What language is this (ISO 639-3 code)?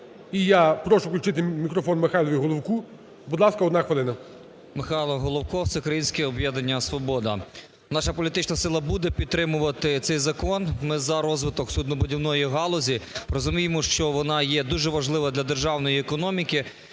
ukr